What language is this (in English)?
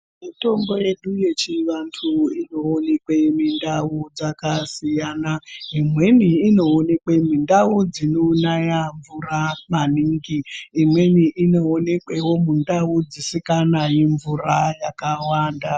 Ndau